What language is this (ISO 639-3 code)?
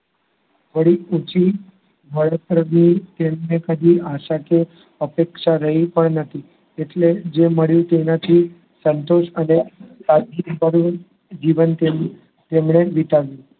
guj